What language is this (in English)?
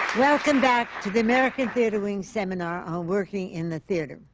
English